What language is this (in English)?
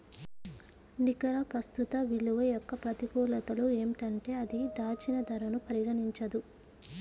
Telugu